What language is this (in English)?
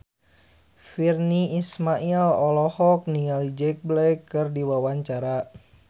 Sundanese